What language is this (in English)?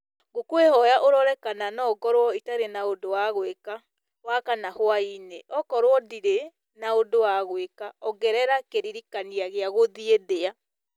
Kikuyu